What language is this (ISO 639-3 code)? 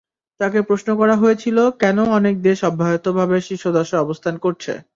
ben